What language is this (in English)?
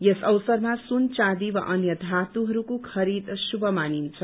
Nepali